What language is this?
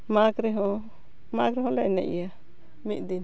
Santali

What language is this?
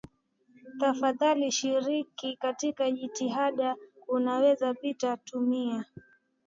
Swahili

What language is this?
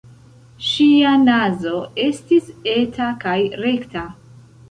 Esperanto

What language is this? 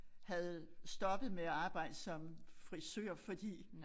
Danish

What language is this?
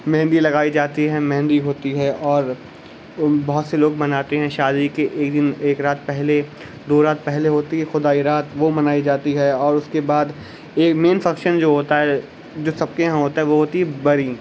Urdu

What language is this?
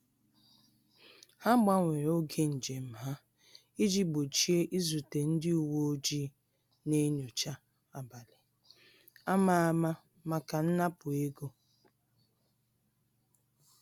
Igbo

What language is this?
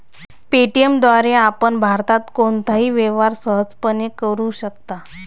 Marathi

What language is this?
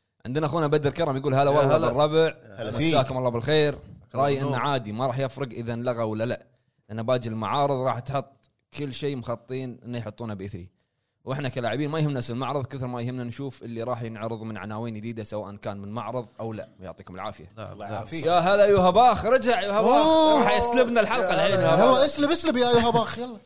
Arabic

